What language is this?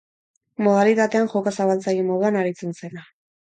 Basque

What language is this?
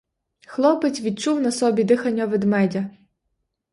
Ukrainian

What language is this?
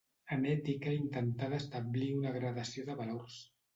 Catalan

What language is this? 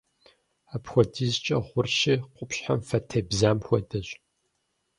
Kabardian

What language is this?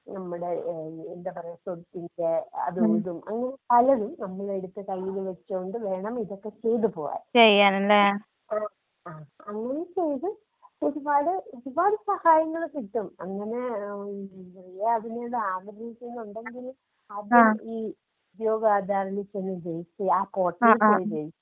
Malayalam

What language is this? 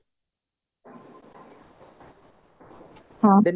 Odia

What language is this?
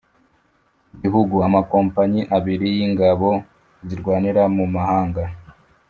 Kinyarwanda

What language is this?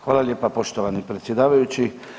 Croatian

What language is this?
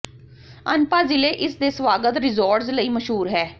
Punjabi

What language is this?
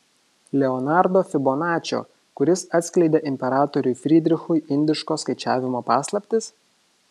Lithuanian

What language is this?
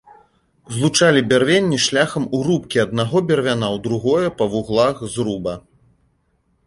Belarusian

